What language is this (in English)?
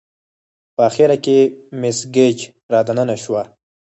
Pashto